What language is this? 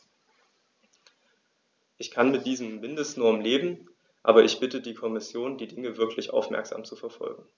German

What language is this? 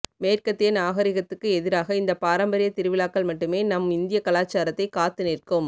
Tamil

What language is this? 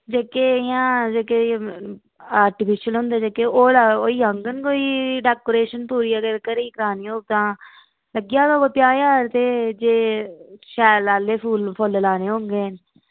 Dogri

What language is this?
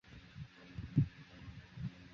Chinese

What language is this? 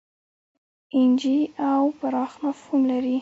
Pashto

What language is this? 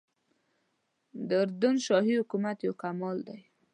Pashto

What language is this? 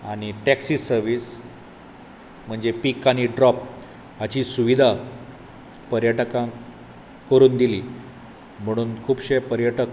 Konkani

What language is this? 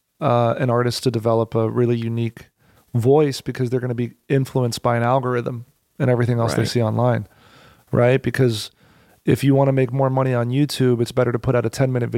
English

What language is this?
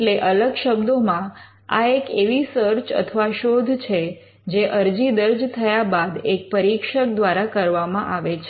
Gujarati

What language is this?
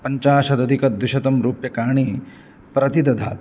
Sanskrit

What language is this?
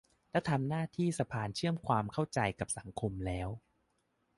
Thai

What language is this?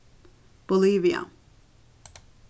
Faroese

